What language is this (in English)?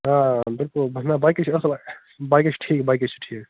Kashmiri